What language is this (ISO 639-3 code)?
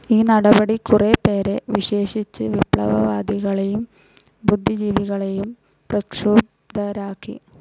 mal